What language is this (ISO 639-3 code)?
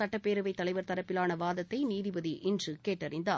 tam